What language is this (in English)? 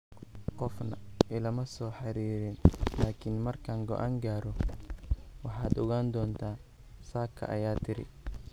Somali